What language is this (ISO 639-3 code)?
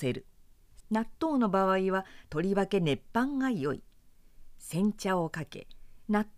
jpn